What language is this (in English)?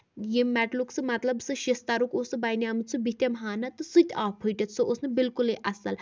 Kashmiri